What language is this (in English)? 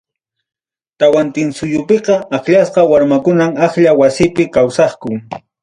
Ayacucho Quechua